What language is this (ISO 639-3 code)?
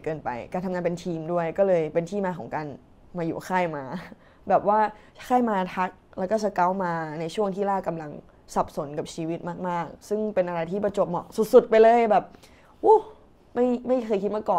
tha